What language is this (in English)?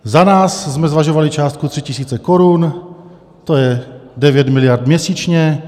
Czech